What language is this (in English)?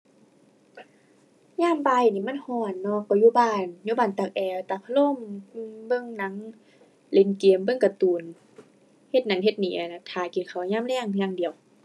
Thai